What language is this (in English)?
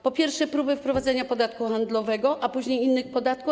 Polish